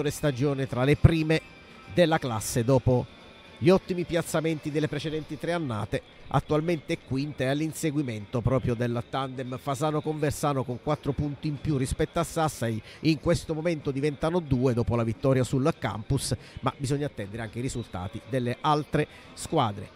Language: Italian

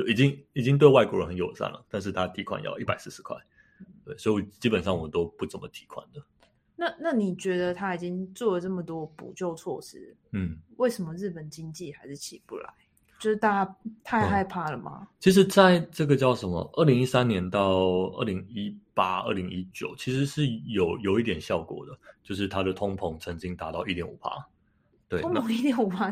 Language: Chinese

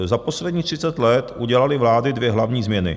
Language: Czech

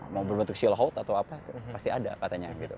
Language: Indonesian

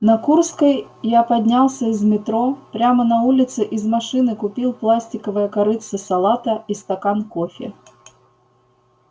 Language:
Russian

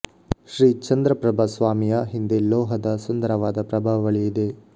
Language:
Kannada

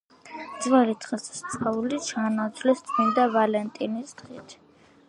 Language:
Georgian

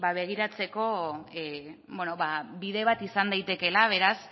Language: Basque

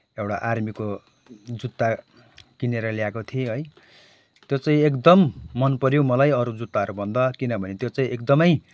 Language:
Nepali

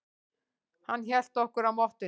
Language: Icelandic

